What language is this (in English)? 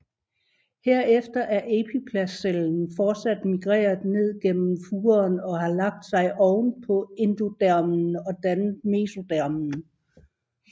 Danish